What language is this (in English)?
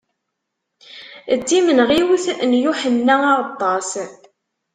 Kabyle